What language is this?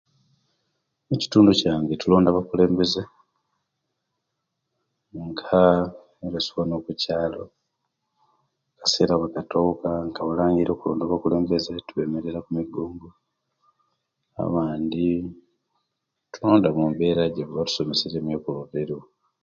Kenyi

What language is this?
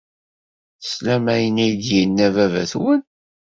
Kabyle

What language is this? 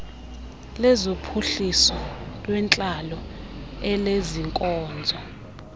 Xhosa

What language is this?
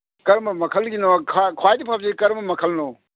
Manipuri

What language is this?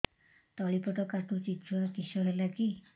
Odia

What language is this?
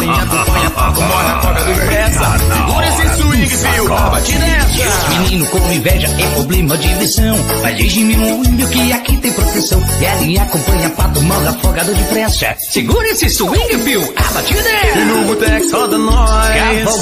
Portuguese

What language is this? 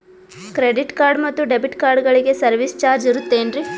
Kannada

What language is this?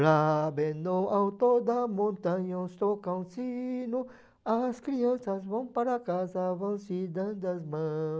Portuguese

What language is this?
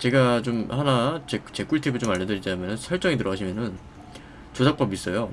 Korean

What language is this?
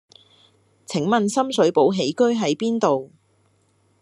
Cantonese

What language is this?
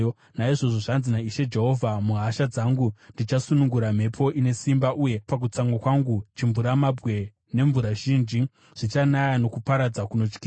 Shona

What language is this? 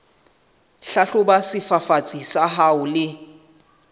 Southern Sotho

